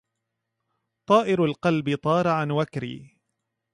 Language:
Arabic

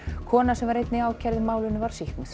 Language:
Icelandic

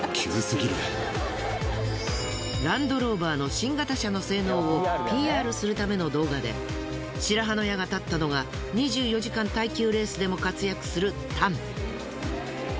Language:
Japanese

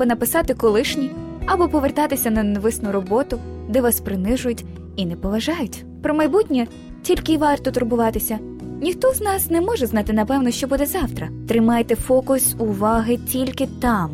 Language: Ukrainian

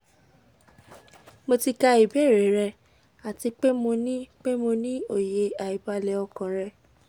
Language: Yoruba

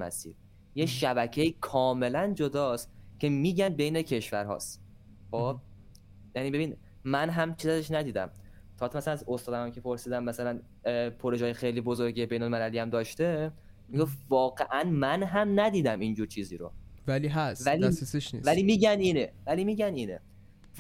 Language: Persian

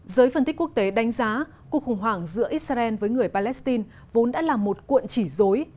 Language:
Vietnamese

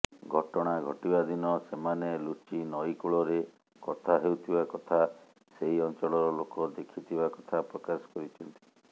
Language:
Odia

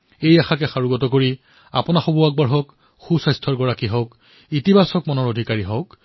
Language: Assamese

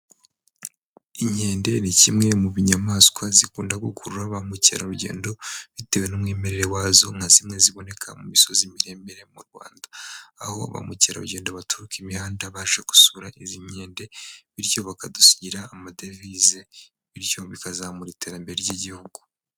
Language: Kinyarwanda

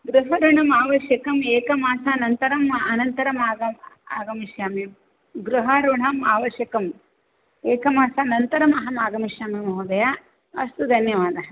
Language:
Sanskrit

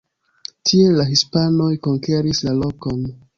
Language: Esperanto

